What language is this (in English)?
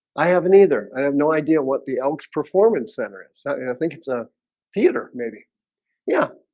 English